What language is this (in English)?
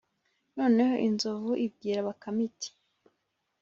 Kinyarwanda